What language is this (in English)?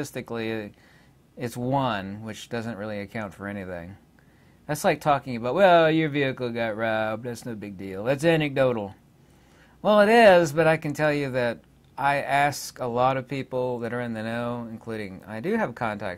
English